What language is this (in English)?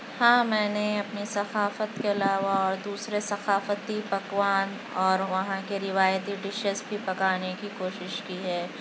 Urdu